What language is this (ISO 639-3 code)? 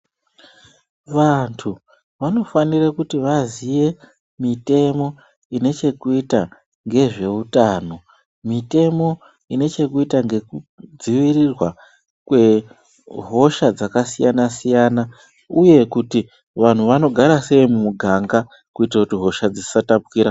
ndc